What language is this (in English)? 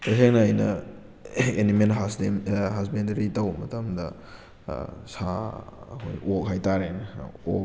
Manipuri